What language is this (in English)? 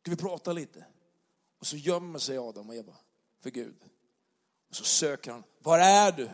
Swedish